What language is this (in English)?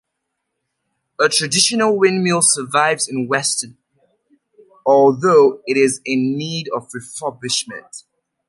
English